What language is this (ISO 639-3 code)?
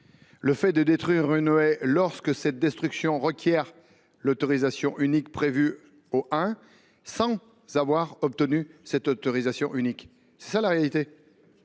fra